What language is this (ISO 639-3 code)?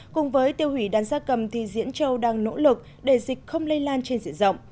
vie